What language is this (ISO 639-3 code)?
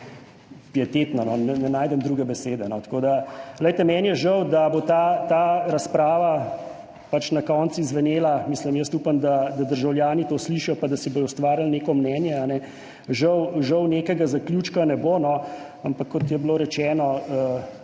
slv